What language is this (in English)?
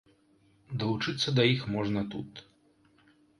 Belarusian